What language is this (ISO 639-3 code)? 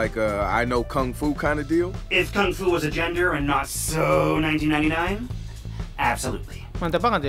ind